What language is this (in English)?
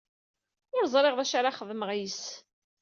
Kabyle